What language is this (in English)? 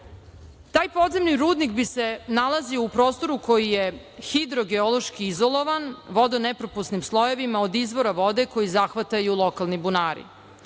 Serbian